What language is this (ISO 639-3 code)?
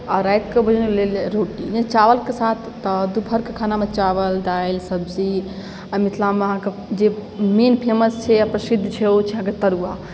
mai